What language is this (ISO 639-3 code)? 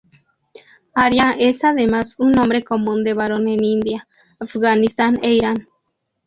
spa